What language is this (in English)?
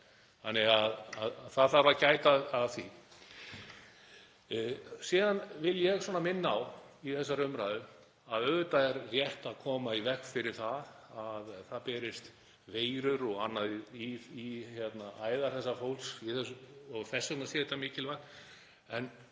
Icelandic